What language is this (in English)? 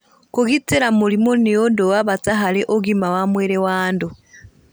Kikuyu